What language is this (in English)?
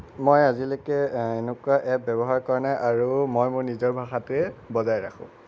Assamese